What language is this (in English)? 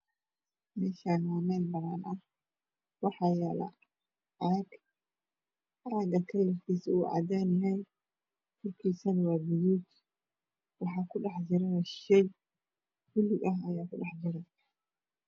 Somali